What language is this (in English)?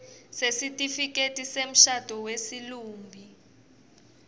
Swati